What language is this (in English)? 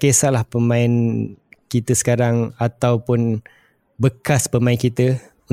Malay